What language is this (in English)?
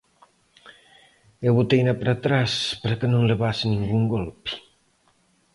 Galician